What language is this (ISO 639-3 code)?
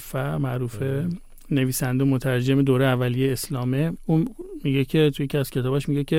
fas